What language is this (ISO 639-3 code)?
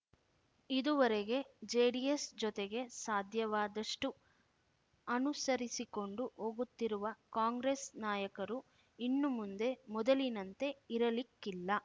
kan